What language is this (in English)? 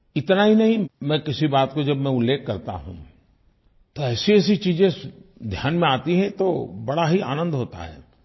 Hindi